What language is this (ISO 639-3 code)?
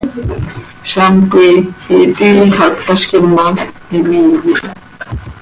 sei